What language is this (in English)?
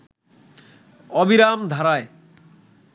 Bangla